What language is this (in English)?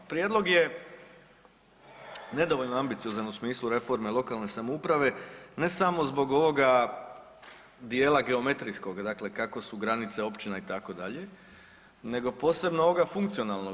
Croatian